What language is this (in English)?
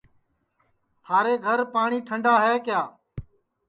Sansi